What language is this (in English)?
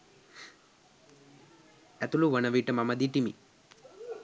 Sinhala